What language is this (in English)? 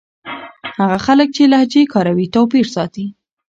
Pashto